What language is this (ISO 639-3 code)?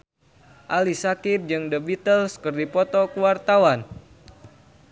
sun